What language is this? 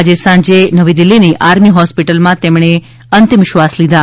Gujarati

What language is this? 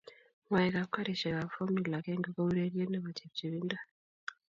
Kalenjin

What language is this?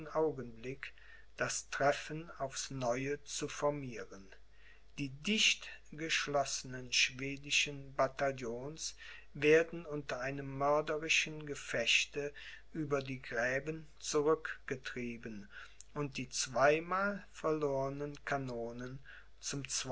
German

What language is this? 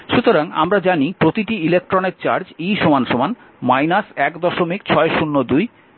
Bangla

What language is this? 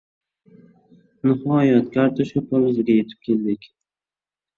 Uzbek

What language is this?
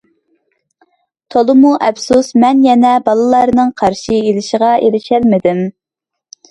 Uyghur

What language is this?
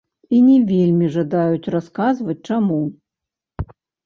Belarusian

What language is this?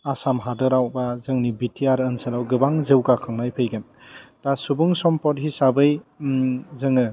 Bodo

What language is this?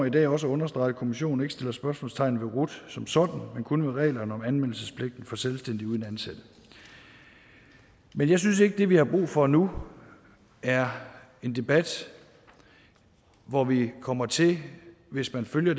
Danish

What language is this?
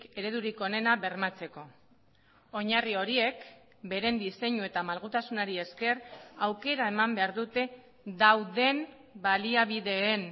Basque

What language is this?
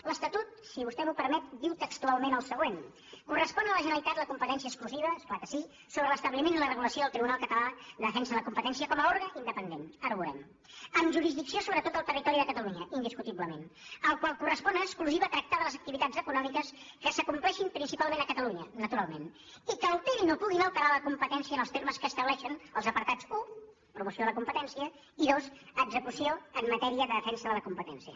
Catalan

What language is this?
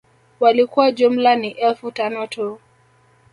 Swahili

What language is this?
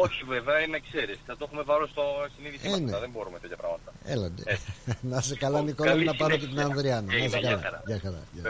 Greek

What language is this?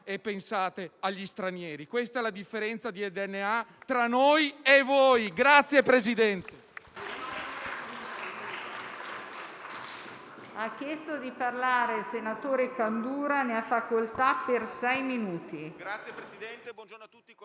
Italian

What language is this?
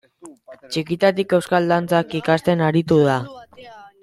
Basque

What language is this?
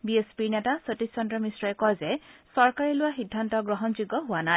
Assamese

